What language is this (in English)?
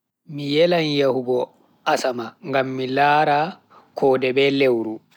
Bagirmi Fulfulde